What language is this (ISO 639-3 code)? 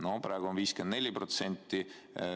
est